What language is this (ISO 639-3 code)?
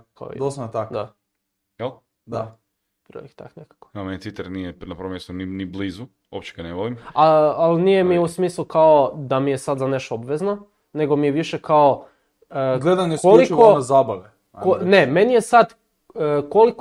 hrv